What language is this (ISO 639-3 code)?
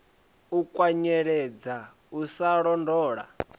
ven